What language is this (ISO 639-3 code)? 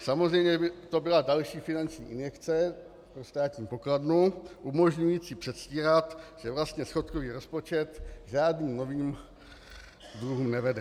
ces